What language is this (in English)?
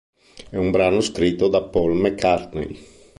Italian